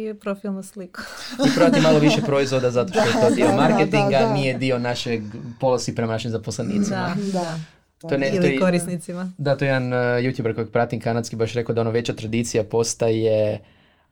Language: Croatian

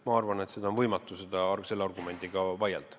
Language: Estonian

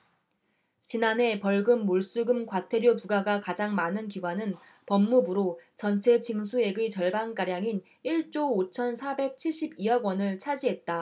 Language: Korean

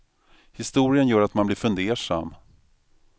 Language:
Swedish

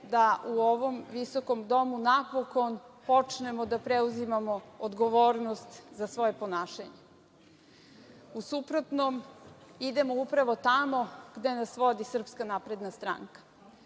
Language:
Serbian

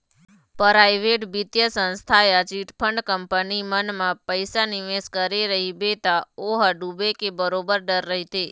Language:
Chhattisgarhi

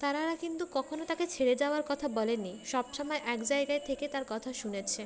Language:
Bangla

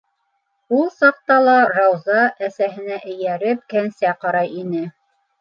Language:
Bashkir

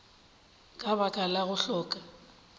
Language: Northern Sotho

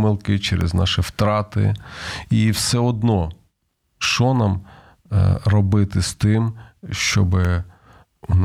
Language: Ukrainian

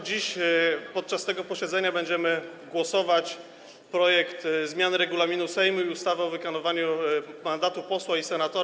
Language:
Polish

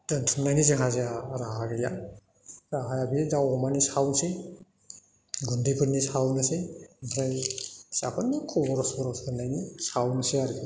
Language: Bodo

